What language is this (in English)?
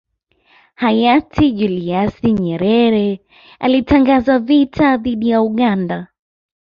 Swahili